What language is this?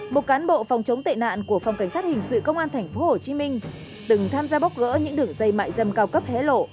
Vietnamese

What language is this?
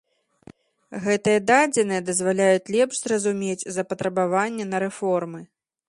Belarusian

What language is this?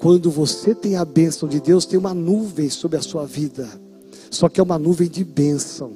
Portuguese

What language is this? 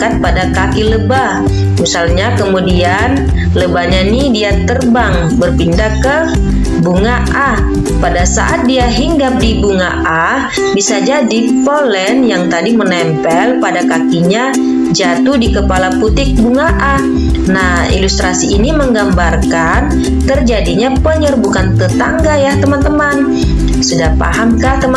Indonesian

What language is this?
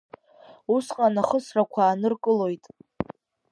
Abkhazian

